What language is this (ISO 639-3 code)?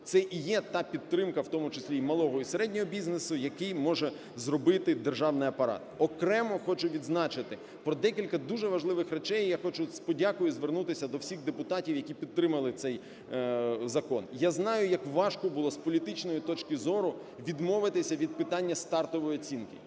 ukr